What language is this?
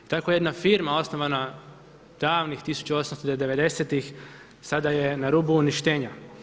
Croatian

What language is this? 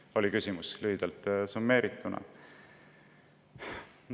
Estonian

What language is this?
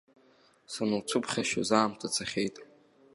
Abkhazian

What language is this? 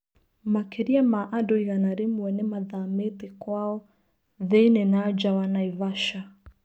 Kikuyu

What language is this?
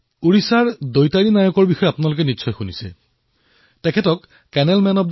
Assamese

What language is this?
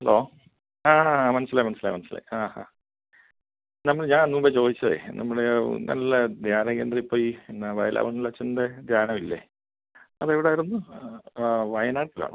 Malayalam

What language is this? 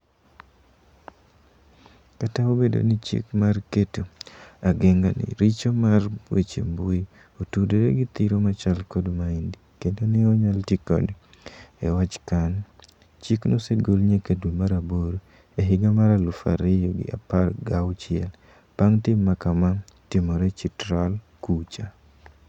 Luo (Kenya and Tanzania)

